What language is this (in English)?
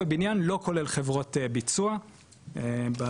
Hebrew